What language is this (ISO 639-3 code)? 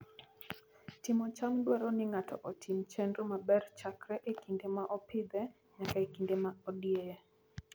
luo